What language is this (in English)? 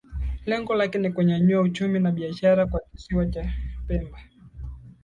Swahili